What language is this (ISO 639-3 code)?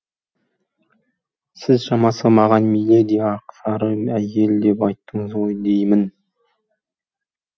kaz